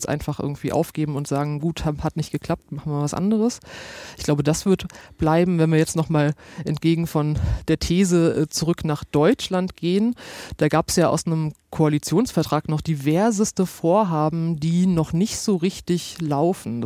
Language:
German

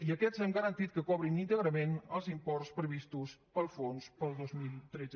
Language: Catalan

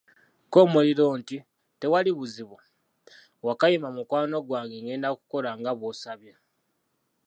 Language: Ganda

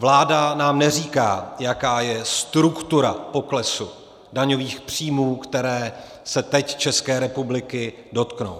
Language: Czech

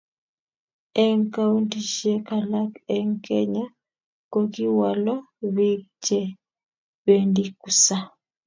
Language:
Kalenjin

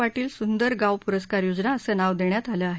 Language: Marathi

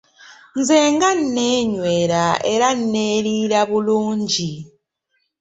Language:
Ganda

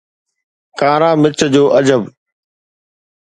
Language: Sindhi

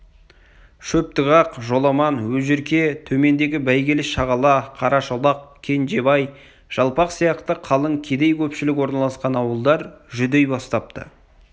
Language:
Kazakh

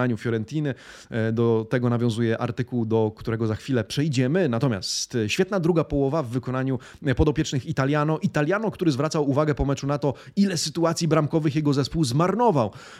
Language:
Polish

